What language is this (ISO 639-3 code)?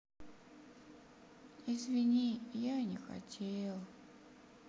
rus